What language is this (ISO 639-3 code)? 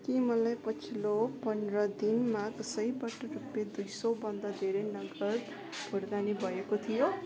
nep